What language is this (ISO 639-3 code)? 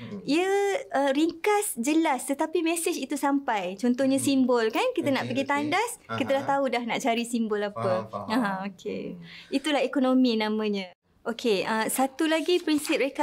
msa